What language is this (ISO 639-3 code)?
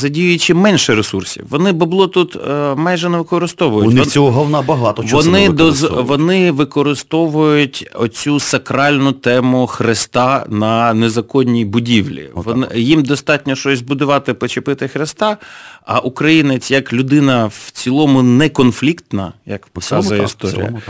ukr